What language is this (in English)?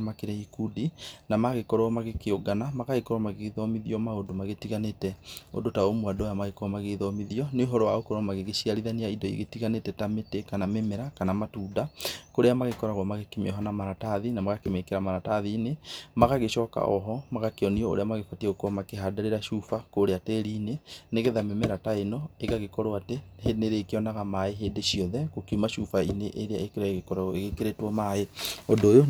Kikuyu